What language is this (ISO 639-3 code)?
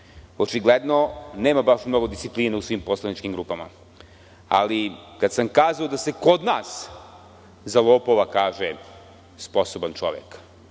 srp